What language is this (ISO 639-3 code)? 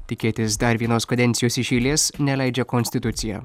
lit